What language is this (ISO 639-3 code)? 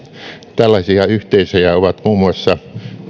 fin